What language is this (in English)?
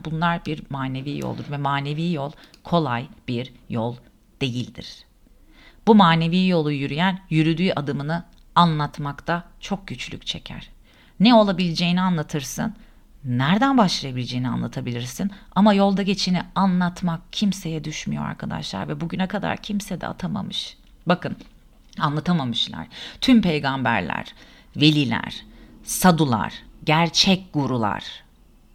Turkish